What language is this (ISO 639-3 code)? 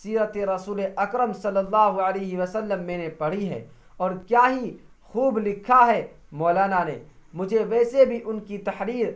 urd